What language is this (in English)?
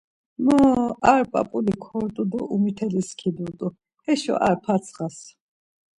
Laz